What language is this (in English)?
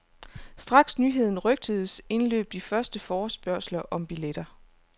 Danish